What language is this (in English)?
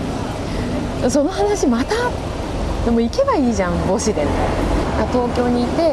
Japanese